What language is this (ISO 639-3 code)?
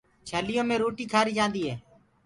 ggg